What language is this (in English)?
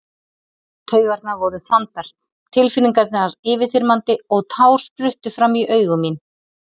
Icelandic